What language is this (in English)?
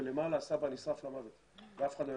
Hebrew